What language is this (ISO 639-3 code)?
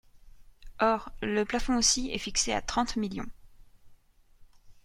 fra